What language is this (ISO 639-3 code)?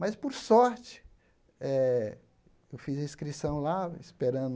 por